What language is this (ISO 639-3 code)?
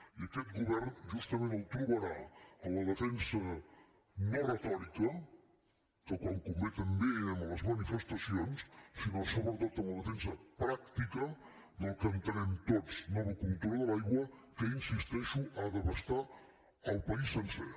cat